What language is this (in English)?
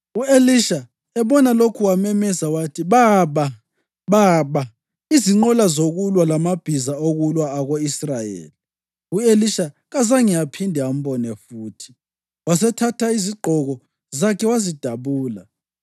North Ndebele